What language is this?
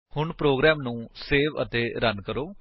Punjabi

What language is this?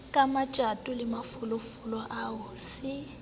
Southern Sotho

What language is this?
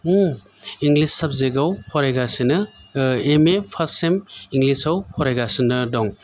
Bodo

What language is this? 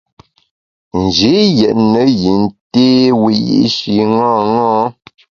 Bamun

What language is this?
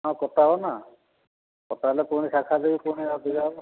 Odia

